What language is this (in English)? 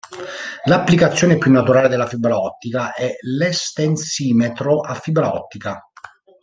Italian